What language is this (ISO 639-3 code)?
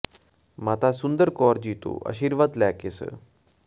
pan